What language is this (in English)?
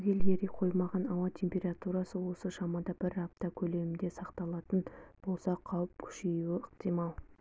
Kazakh